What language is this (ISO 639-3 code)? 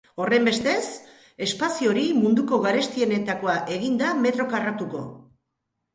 eus